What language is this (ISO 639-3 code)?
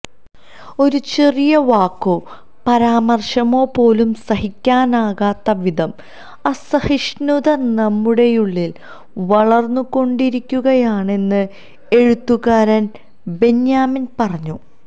mal